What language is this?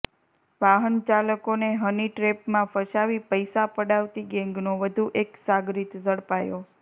Gujarati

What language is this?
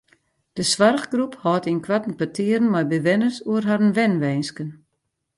Western Frisian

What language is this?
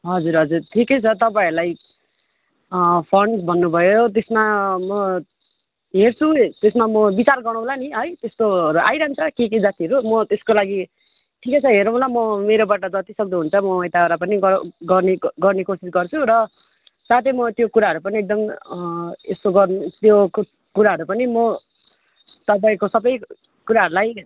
Nepali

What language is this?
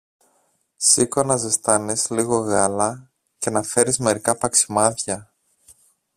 Greek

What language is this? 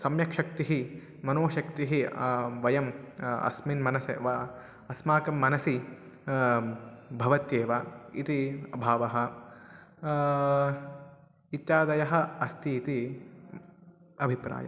Sanskrit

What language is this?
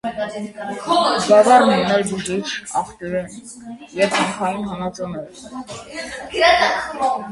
Armenian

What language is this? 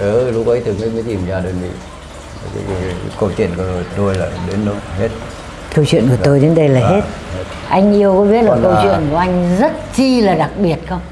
Vietnamese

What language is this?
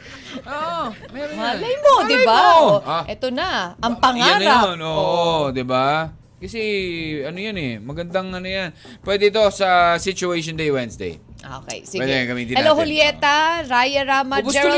Filipino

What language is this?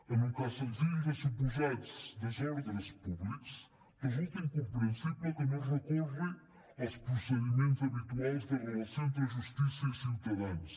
Catalan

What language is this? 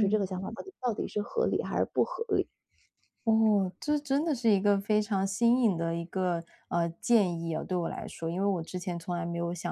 Chinese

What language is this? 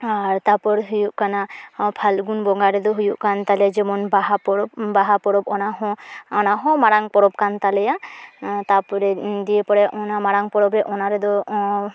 Santali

